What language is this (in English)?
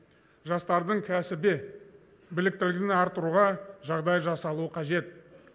Kazakh